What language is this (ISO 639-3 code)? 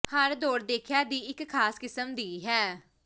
pan